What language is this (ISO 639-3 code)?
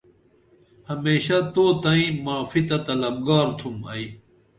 dml